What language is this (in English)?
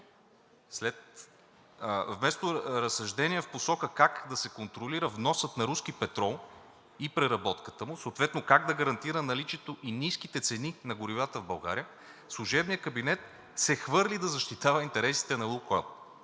Bulgarian